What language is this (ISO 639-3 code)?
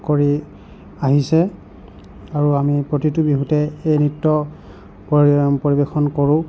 asm